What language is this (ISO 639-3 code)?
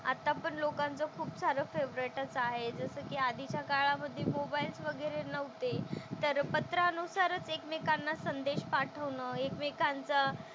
mar